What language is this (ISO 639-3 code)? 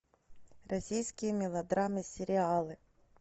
rus